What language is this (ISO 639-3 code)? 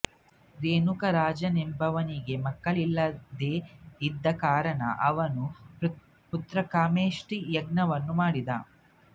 kan